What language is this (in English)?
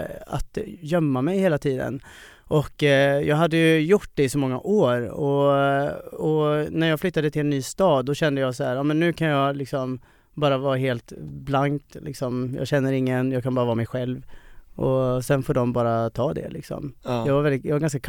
Swedish